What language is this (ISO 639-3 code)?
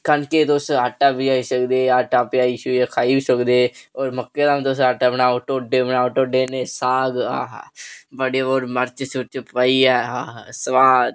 doi